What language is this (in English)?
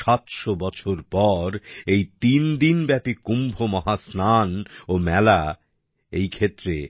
Bangla